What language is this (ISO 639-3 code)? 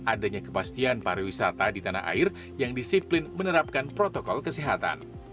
ind